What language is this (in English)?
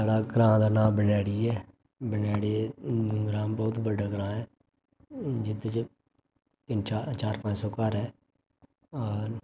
Dogri